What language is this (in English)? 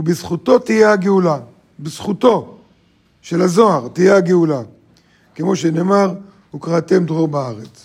Hebrew